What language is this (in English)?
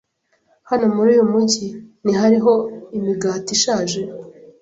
Kinyarwanda